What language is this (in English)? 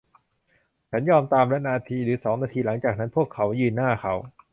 Thai